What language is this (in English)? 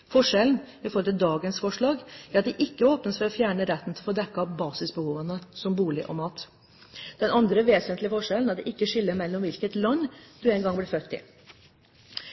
Norwegian Bokmål